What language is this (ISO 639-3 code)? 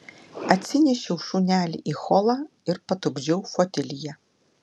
lit